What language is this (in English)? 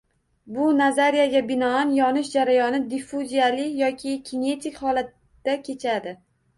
Uzbek